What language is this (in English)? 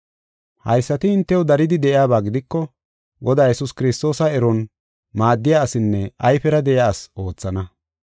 Gofa